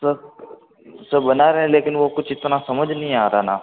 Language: Hindi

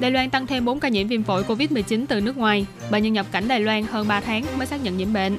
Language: Vietnamese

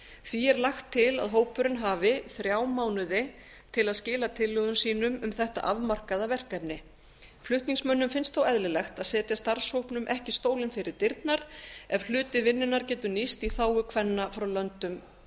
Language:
Icelandic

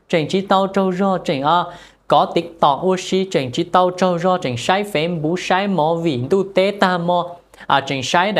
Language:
Vietnamese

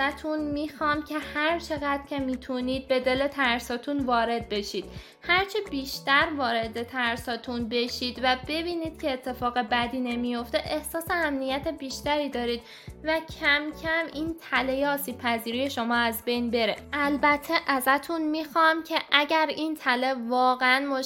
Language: Persian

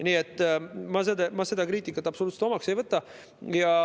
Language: Estonian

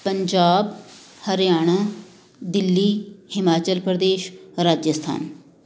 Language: Punjabi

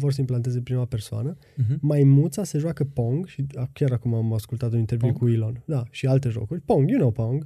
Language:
Romanian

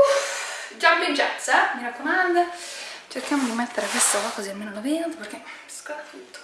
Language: Italian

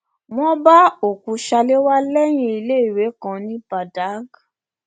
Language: Yoruba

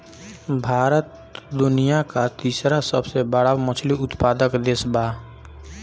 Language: Bhojpuri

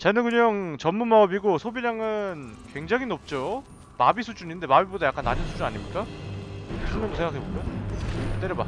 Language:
Korean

